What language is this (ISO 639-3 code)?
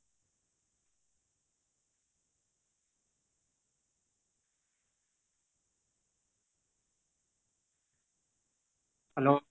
ori